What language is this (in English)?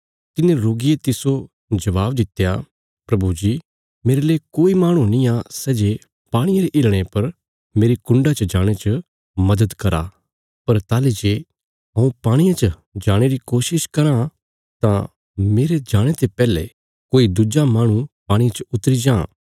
Bilaspuri